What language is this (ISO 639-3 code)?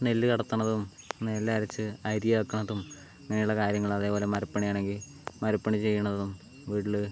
mal